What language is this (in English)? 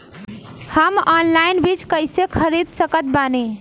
Bhojpuri